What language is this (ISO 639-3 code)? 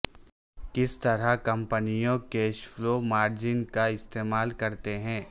urd